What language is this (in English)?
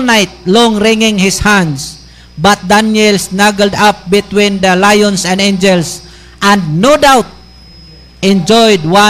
Filipino